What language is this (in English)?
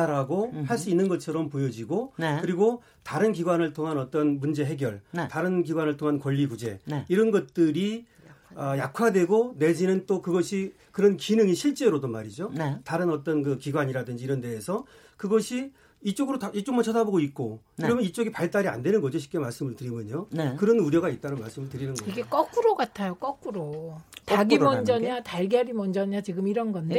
Korean